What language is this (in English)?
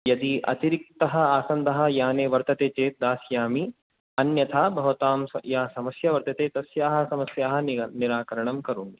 Sanskrit